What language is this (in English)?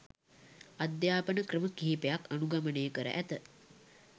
Sinhala